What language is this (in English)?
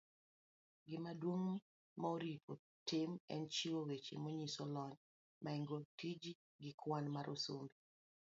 Luo (Kenya and Tanzania)